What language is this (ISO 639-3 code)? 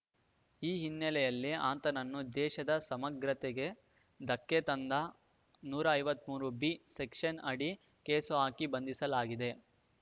kan